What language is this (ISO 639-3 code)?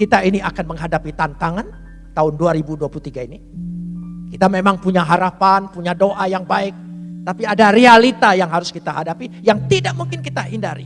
ind